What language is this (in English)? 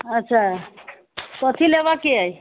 Maithili